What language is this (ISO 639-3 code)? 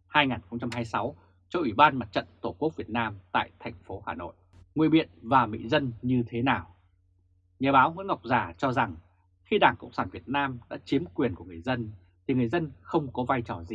vie